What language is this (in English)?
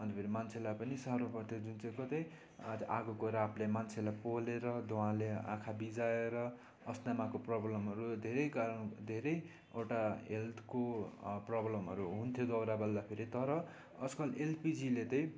Nepali